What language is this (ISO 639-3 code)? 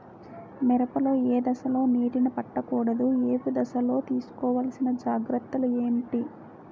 tel